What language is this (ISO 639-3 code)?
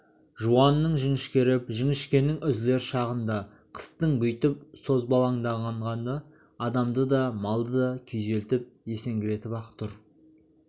kaz